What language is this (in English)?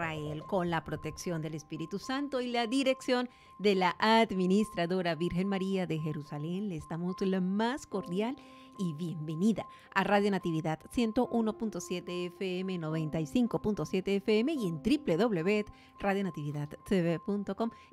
Spanish